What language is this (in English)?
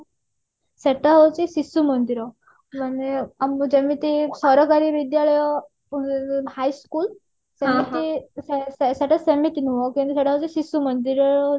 Odia